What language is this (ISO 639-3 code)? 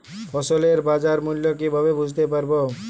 ben